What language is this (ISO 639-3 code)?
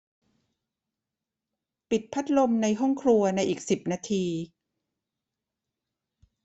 tha